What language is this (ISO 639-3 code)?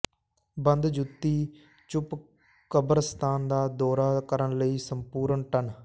pan